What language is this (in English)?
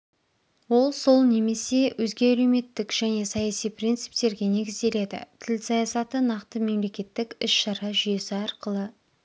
Kazakh